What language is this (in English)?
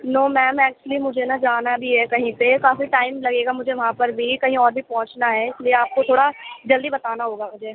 Urdu